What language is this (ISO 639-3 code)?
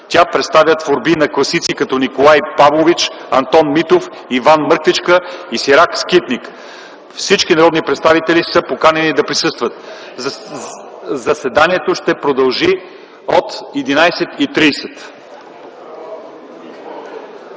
bul